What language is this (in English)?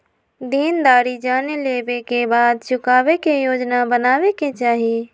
Magahi